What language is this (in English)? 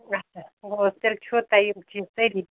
Kashmiri